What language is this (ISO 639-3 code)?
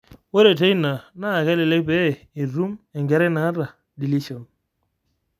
mas